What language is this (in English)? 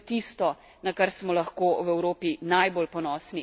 Slovenian